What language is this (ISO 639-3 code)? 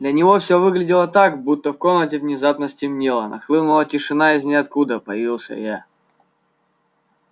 rus